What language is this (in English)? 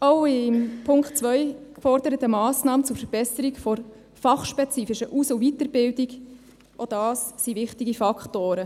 Swiss German